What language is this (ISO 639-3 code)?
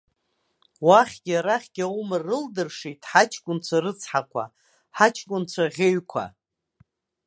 abk